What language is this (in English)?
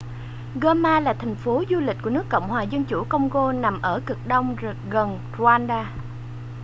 Vietnamese